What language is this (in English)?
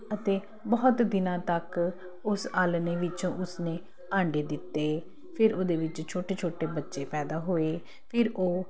Punjabi